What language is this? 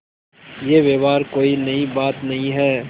Hindi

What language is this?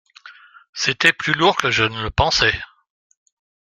French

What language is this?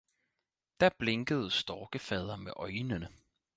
Danish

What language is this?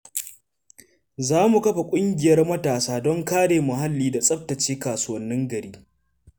Hausa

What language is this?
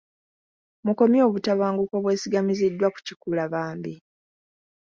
Ganda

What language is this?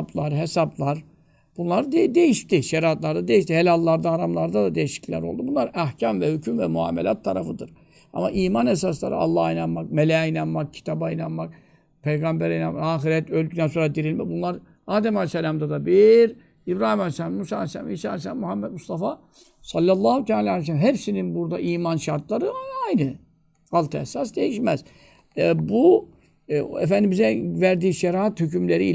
Turkish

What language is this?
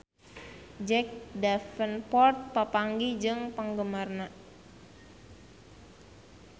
Sundanese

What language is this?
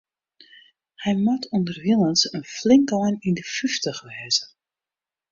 Western Frisian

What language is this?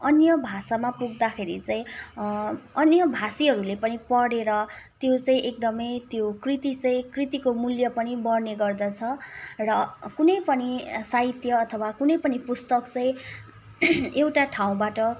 Nepali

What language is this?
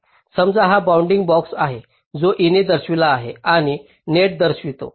Marathi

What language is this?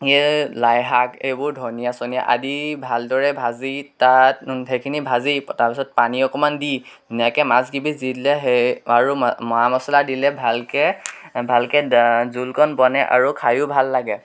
Assamese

